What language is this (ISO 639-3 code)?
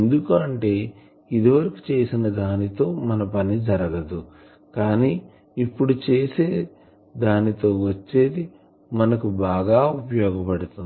tel